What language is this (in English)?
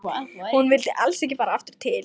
Icelandic